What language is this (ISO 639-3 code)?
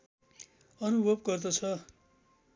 nep